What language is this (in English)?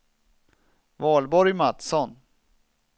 Swedish